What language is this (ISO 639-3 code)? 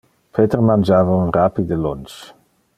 ina